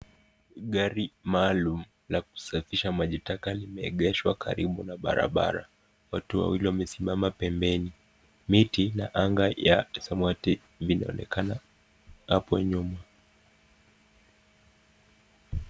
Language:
Swahili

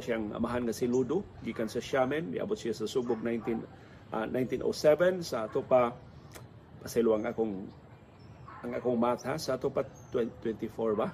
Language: Filipino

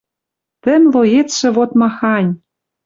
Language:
Western Mari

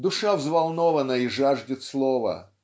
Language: Russian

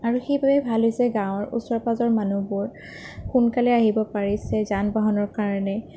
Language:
Assamese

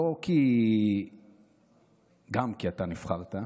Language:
Hebrew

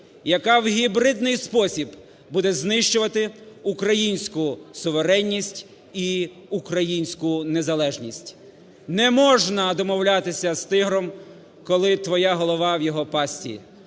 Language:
Ukrainian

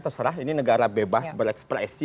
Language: Indonesian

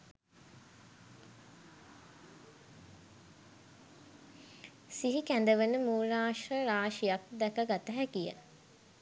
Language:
Sinhala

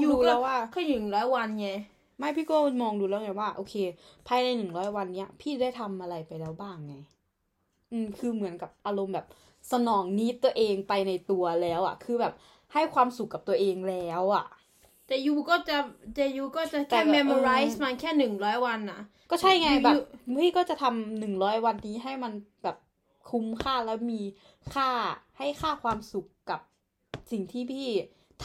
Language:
Thai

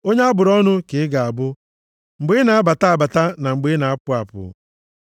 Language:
Igbo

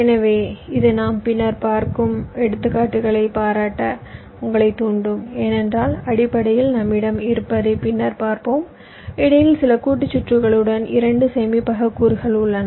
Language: Tamil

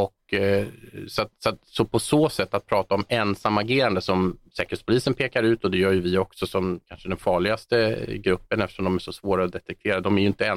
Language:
Swedish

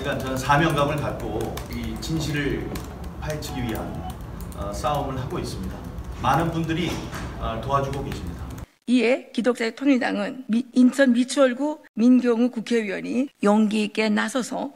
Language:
Korean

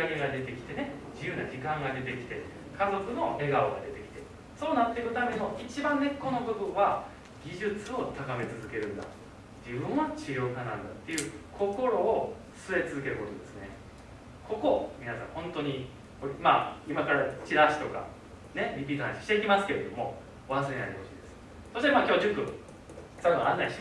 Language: Japanese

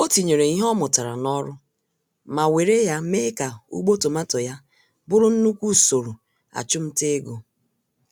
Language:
Igbo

